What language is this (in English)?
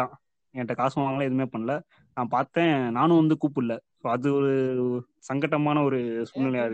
Tamil